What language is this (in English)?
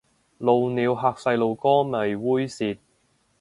Cantonese